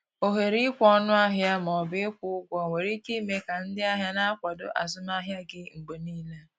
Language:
Igbo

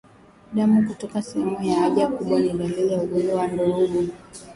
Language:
Swahili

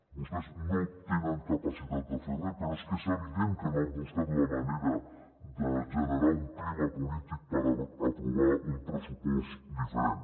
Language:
Catalan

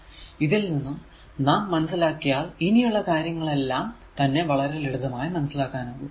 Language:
Malayalam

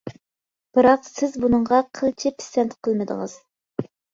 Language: Uyghur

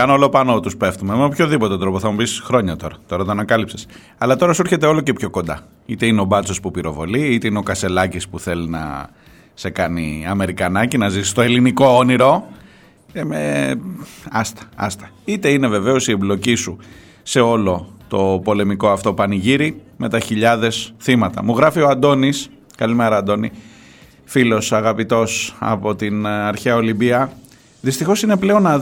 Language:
Greek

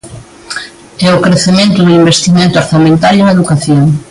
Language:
Galician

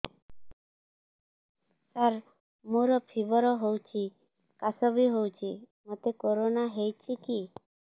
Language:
Odia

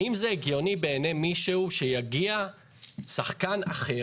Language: Hebrew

